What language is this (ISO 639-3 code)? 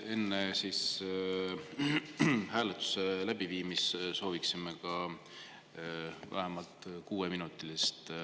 est